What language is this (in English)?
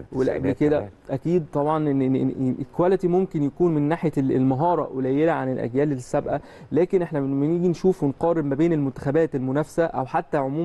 Arabic